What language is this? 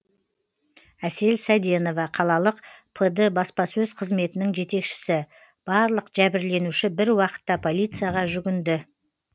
Kazakh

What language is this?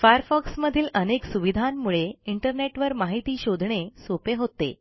Marathi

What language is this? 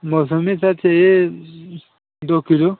Hindi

